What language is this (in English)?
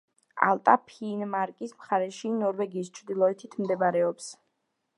Georgian